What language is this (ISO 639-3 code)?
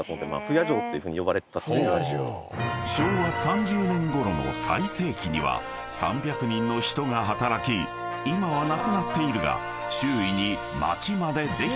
jpn